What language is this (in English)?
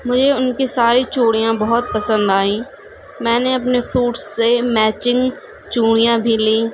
Urdu